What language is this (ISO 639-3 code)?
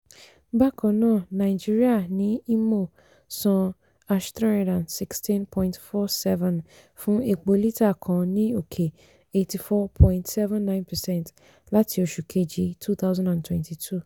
yor